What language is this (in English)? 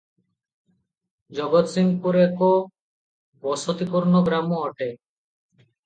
Odia